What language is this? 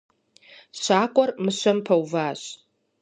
Kabardian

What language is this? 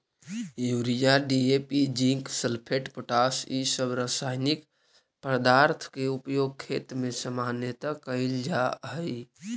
Magahi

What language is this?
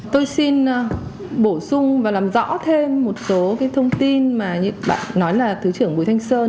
Vietnamese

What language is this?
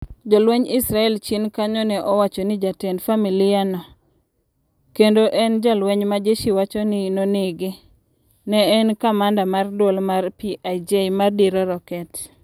Luo (Kenya and Tanzania)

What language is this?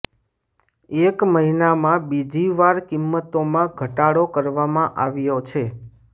Gujarati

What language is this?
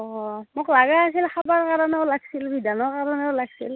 Assamese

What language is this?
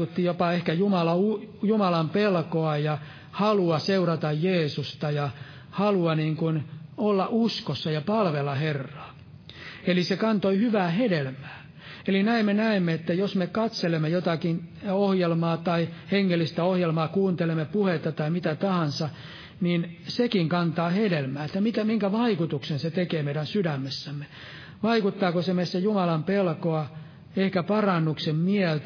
Finnish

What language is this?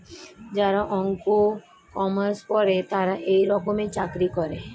Bangla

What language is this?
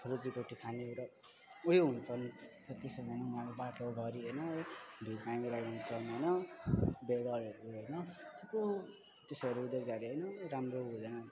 Nepali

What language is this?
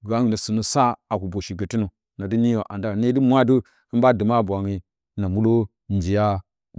Bacama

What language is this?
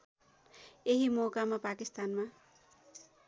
Nepali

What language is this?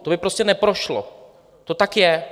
Czech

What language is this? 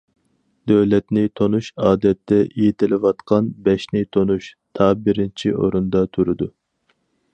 Uyghur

